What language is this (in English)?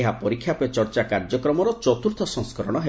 Odia